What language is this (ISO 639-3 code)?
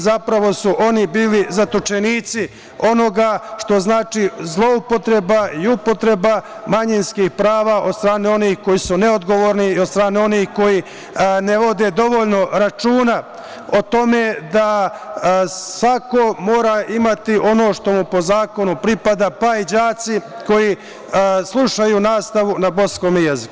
srp